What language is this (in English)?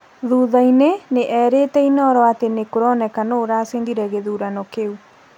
Kikuyu